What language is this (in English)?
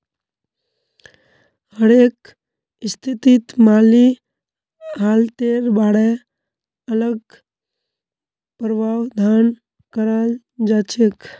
Magahi